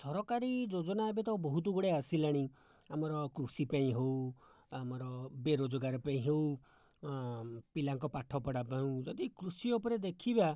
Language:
Odia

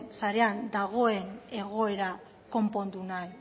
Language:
Basque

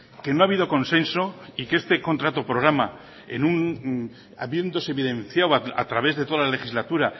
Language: Spanish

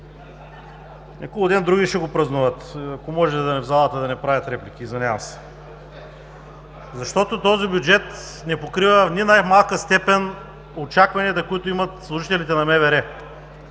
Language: Bulgarian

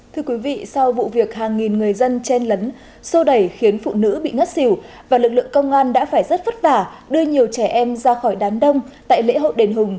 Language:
Vietnamese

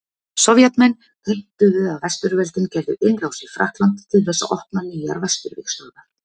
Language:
Icelandic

